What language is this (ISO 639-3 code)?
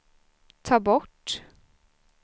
swe